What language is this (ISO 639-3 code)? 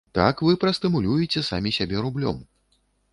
bel